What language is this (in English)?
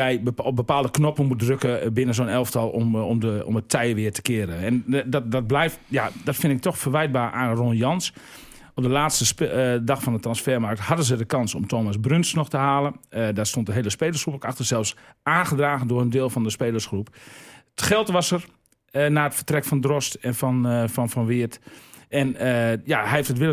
Dutch